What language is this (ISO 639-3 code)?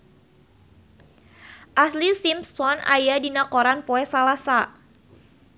sun